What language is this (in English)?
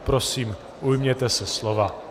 Czech